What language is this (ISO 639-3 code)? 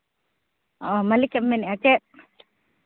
sat